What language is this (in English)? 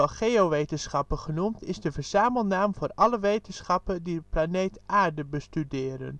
Dutch